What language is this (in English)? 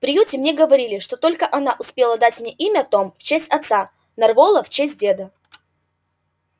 Russian